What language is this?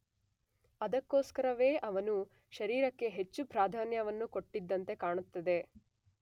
Kannada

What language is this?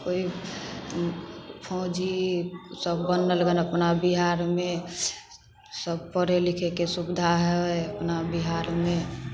Maithili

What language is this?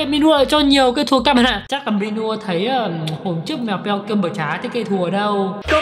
Vietnamese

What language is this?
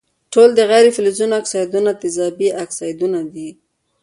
Pashto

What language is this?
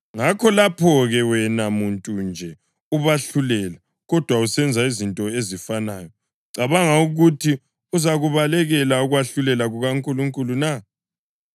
North Ndebele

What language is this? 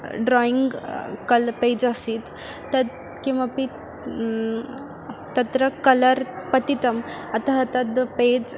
Sanskrit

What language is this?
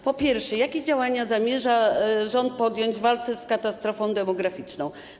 Polish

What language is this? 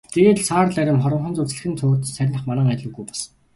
Mongolian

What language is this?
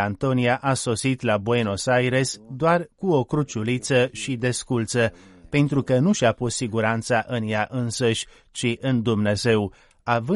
Romanian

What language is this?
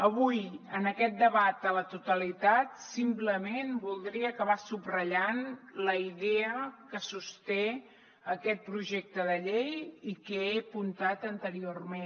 Catalan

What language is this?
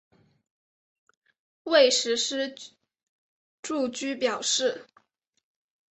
Chinese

